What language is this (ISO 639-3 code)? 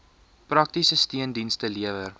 afr